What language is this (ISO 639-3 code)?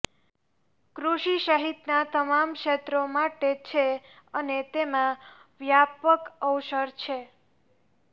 guj